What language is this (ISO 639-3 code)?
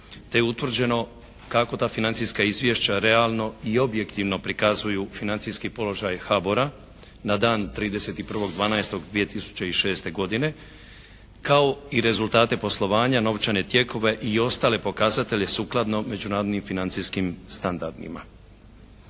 hrv